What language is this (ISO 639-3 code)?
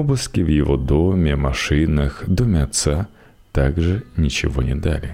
rus